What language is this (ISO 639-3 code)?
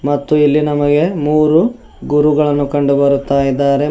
kan